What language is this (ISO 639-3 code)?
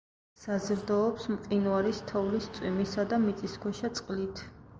kat